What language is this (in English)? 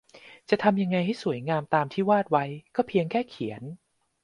Thai